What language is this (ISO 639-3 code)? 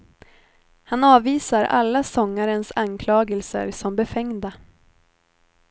swe